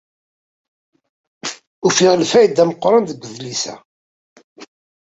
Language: Kabyle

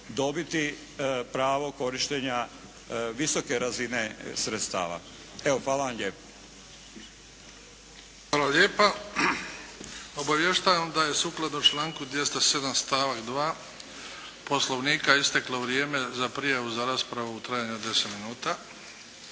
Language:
Croatian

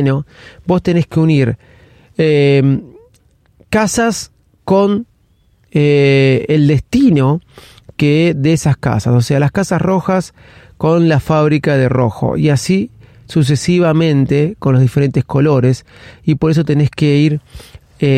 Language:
Spanish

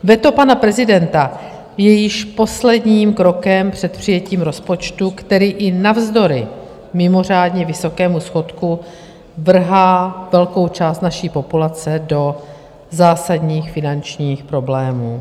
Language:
Czech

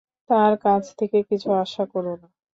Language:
Bangla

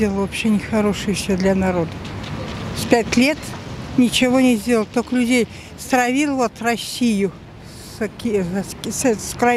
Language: Russian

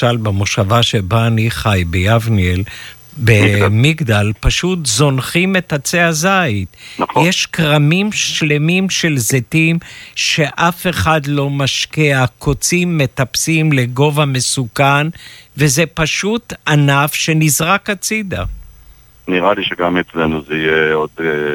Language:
Hebrew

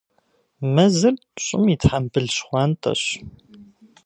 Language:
Kabardian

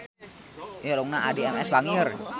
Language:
Sundanese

